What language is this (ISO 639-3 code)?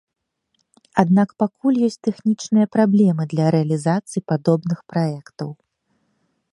bel